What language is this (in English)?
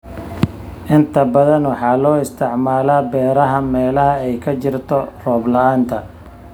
Somali